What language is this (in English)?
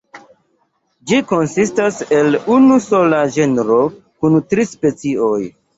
Esperanto